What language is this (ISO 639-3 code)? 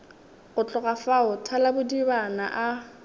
nso